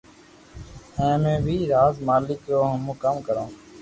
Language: Loarki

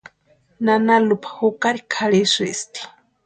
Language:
Western Highland Purepecha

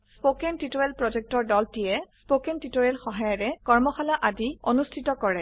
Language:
Assamese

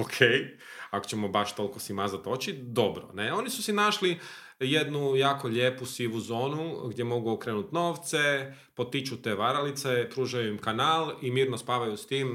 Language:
Croatian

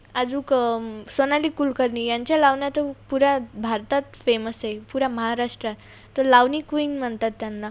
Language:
Marathi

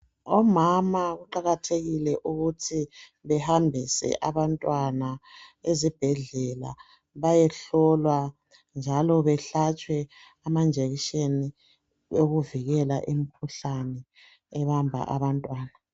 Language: North Ndebele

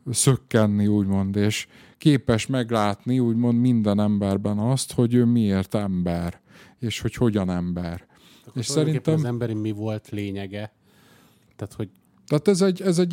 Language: Hungarian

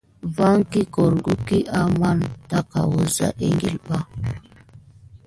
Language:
Gidar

